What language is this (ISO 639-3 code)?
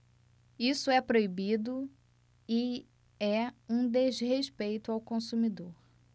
por